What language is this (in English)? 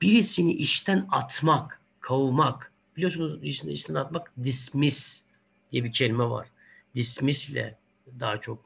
Turkish